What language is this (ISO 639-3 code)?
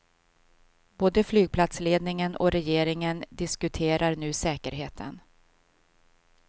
swe